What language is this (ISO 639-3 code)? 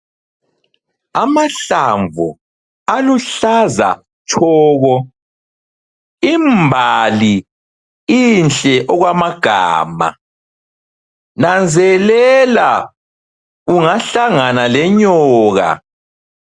nde